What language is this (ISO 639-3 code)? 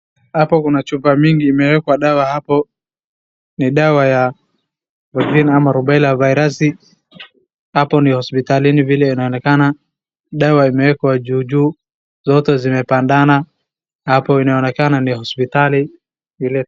swa